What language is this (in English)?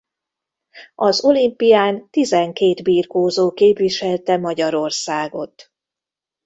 Hungarian